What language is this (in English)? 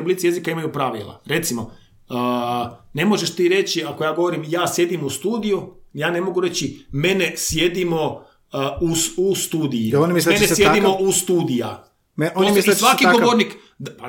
Croatian